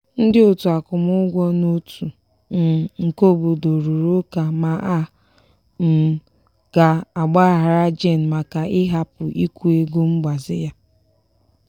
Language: Igbo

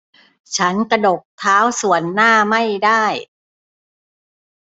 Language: Thai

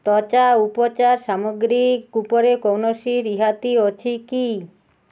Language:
Odia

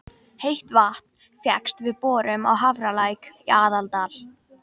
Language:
Icelandic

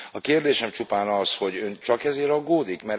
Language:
Hungarian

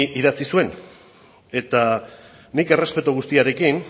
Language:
Basque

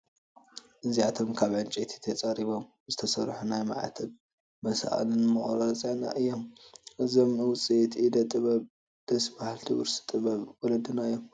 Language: Tigrinya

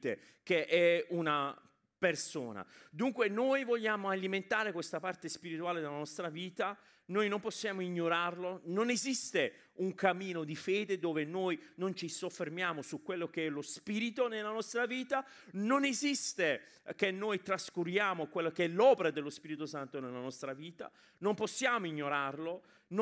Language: Italian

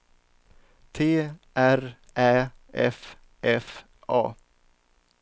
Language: Swedish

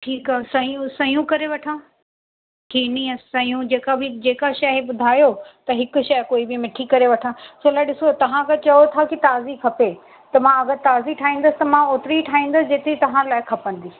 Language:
Sindhi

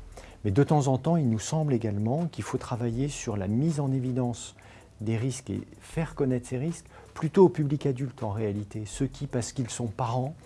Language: French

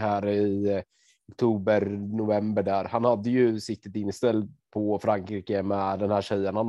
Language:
Swedish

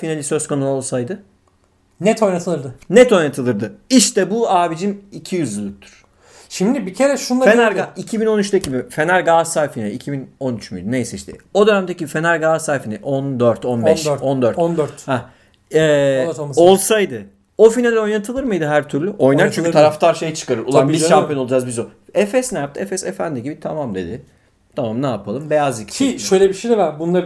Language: Turkish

